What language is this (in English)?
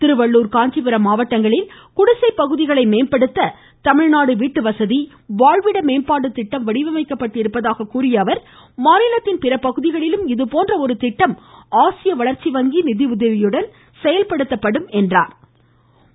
Tamil